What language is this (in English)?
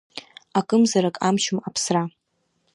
Abkhazian